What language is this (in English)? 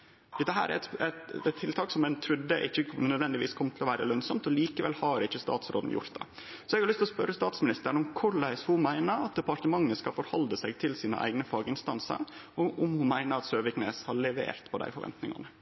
Norwegian Nynorsk